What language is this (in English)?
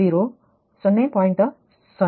Kannada